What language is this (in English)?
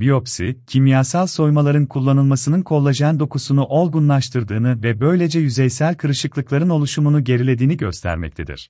Turkish